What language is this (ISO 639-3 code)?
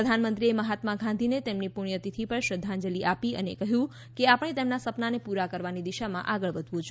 guj